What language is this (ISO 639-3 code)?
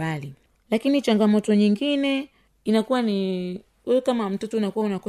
swa